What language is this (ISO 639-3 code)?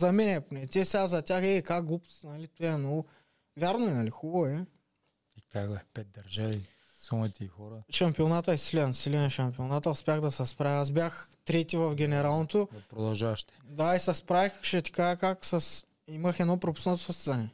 bul